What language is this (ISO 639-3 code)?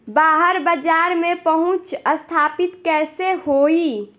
bho